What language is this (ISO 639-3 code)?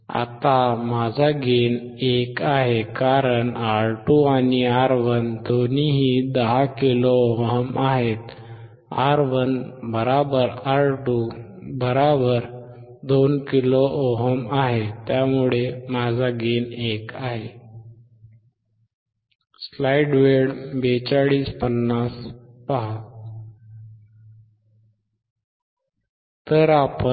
mar